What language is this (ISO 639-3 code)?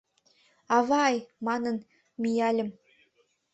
chm